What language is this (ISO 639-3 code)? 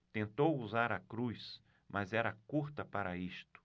por